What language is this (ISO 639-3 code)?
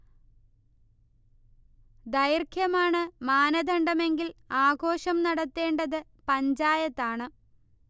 mal